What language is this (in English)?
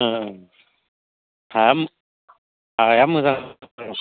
Bodo